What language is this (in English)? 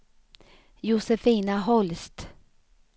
Swedish